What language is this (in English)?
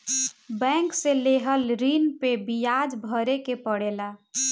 Bhojpuri